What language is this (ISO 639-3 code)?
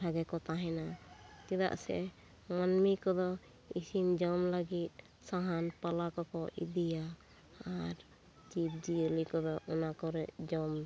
sat